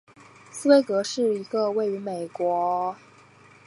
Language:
Chinese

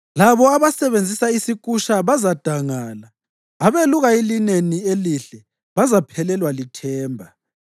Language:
North Ndebele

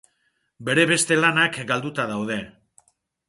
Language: Basque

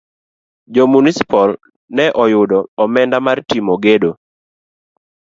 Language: Luo (Kenya and Tanzania)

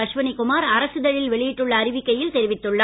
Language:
Tamil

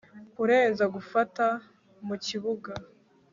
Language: Kinyarwanda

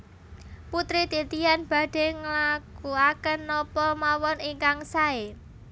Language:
Javanese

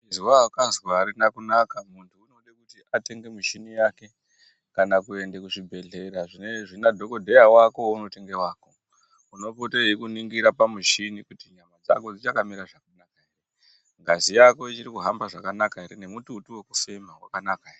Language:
Ndau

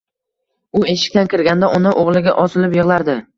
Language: Uzbek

